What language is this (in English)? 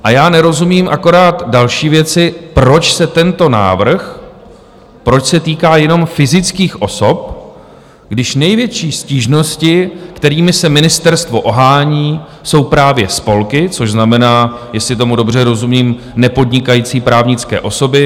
Czech